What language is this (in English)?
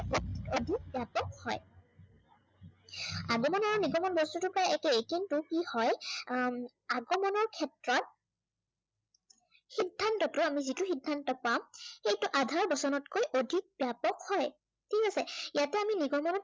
Assamese